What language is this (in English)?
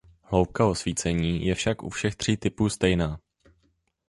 Czech